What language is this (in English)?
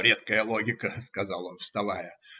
Russian